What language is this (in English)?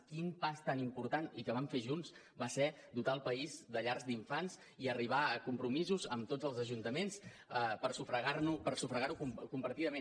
Catalan